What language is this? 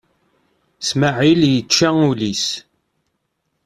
Kabyle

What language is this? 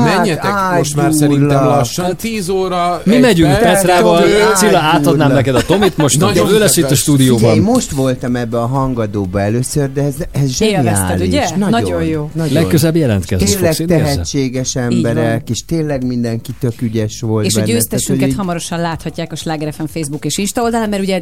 Hungarian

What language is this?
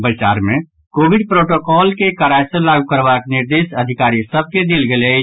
Maithili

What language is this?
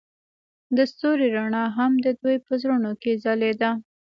Pashto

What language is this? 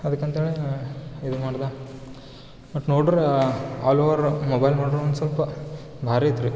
Kannada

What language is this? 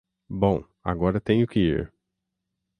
Portuguese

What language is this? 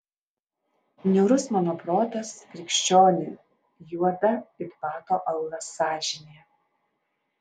Lithuanian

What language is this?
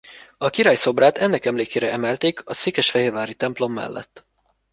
Hungarian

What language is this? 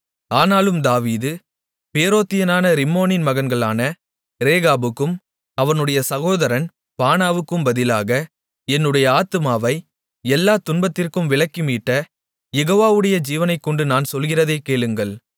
Tamil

